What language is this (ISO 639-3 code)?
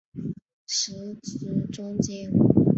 zho